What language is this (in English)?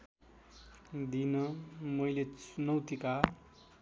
Nepali